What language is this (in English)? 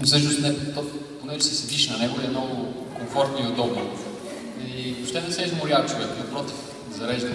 Bulgarian